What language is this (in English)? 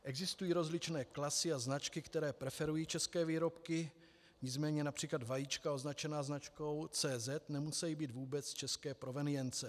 Czech